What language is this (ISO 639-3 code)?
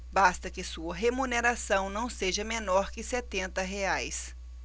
por